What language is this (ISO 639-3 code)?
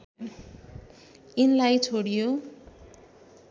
nep